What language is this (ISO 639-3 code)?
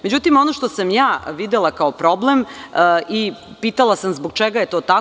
srp